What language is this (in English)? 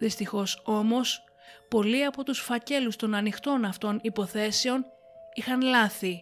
Greek